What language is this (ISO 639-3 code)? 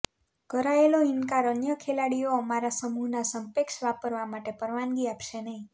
guj